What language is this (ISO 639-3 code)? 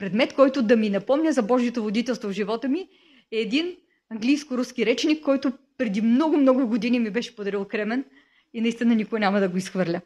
bul